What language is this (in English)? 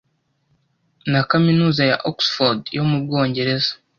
Kinyarwanda